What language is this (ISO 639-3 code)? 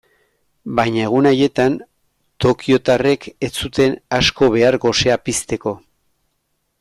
eus